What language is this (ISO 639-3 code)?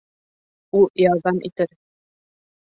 bak